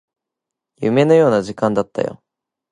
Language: Japanese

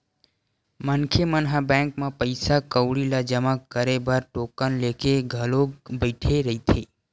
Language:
Chhattisgarhi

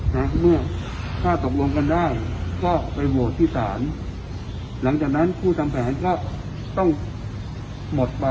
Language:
Thai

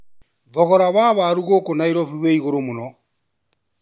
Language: Kikuyu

